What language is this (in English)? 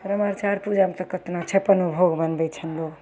Maithili